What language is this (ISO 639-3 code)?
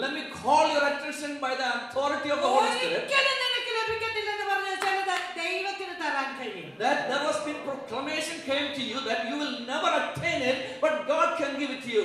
eng